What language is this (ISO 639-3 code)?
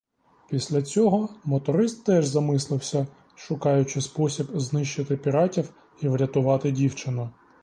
ukr